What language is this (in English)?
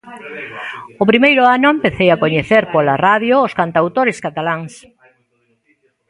Galician